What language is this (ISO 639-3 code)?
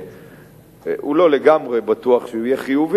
heb